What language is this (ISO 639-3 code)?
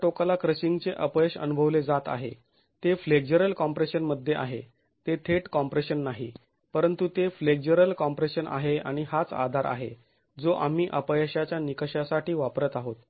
mar